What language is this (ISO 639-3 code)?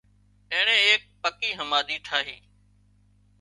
kxp